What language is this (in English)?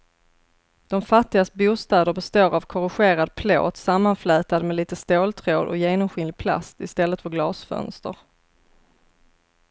Swedish